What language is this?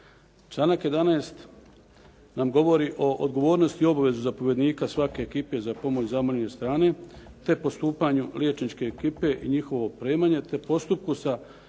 Croatian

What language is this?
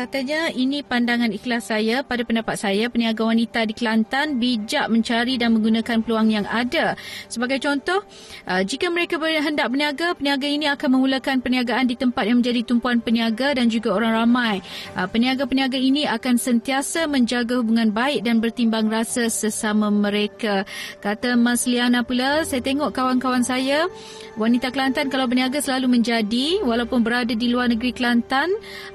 Malay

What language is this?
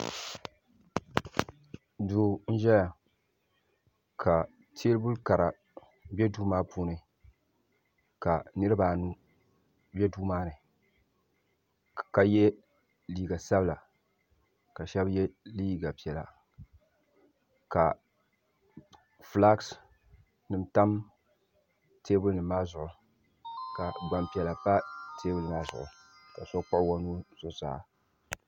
Dagbani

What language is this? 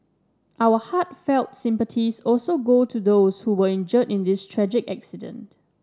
English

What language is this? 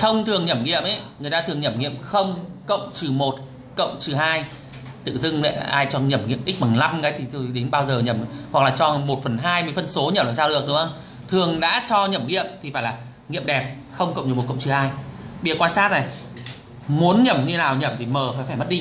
Vietnamese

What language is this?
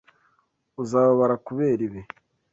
Kinyarwanda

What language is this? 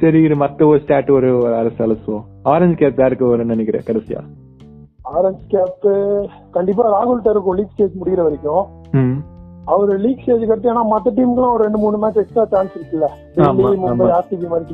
Tamil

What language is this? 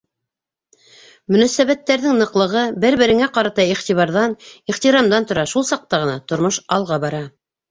Bashkir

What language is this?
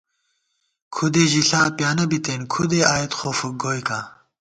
Gawar-Bati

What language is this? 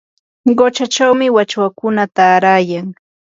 Yanahuanca Pasco Quechua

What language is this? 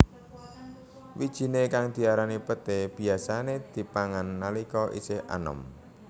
Javanese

